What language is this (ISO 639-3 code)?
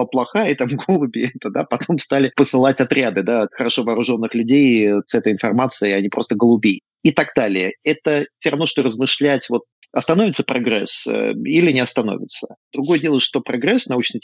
rus